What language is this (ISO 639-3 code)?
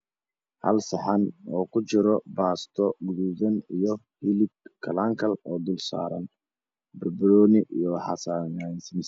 som